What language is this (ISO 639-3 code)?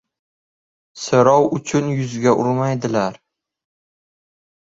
uzb